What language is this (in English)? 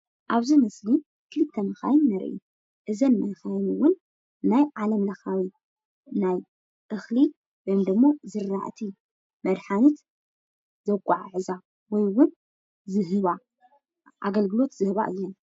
Tigrinya